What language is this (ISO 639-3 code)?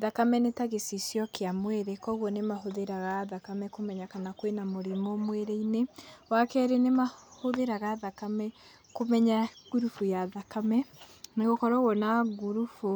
kik